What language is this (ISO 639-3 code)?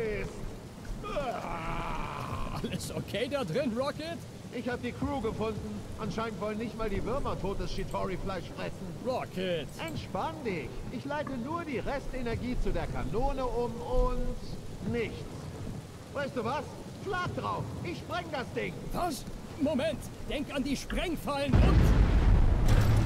deu